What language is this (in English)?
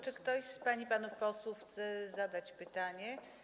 Polish